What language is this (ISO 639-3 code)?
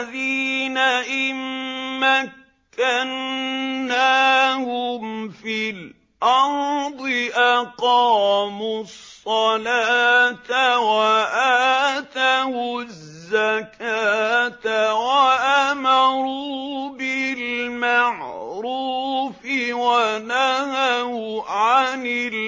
ara